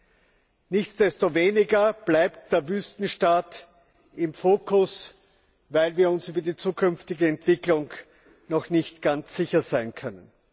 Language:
German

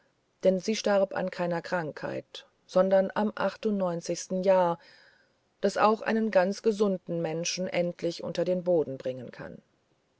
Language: German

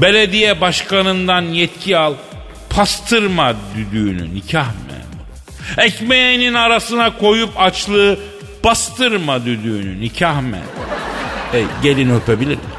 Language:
Turkish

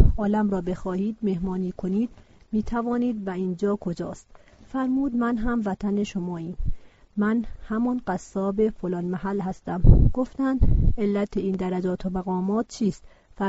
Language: Persian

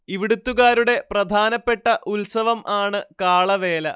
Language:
Malayalam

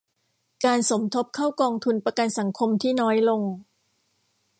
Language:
Thai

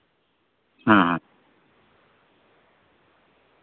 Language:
Santali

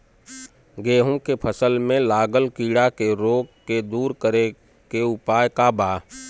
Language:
Bhojpuri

